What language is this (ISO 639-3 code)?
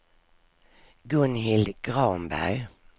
swe